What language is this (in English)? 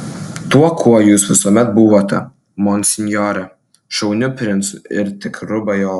Lithuanian